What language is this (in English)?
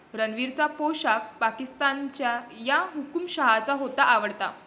Marathi